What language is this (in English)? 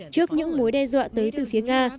Vietnamese